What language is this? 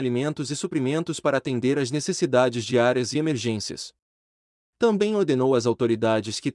Portuguese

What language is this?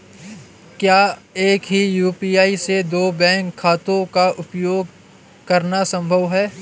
Hindi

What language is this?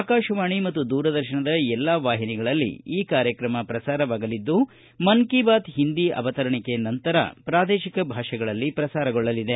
Kannada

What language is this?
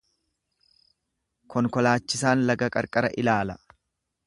Oromo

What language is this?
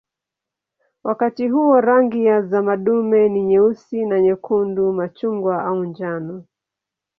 Swahili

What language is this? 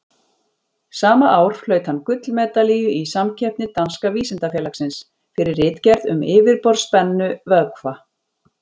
Icelandic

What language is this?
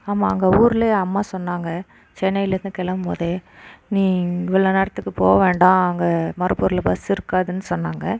Tamil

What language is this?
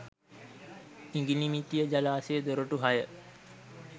Sinhala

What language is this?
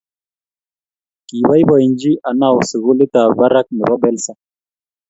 Kalenjin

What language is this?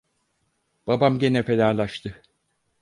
Turkish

